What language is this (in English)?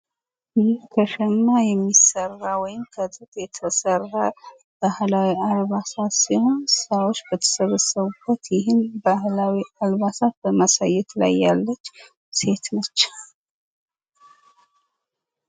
Amharic